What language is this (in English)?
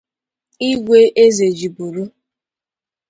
Igbo